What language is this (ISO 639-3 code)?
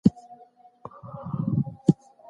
pus